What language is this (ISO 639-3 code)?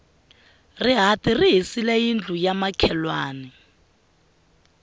tso